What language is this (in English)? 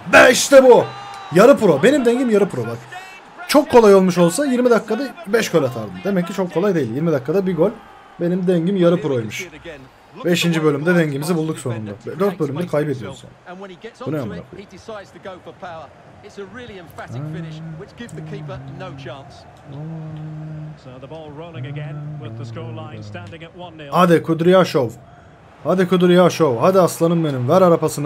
Turkish